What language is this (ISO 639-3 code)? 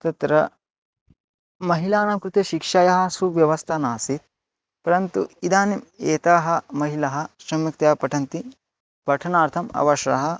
san